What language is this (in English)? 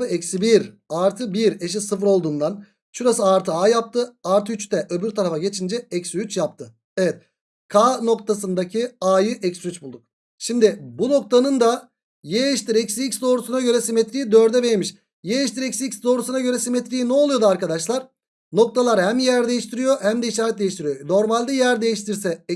Turkish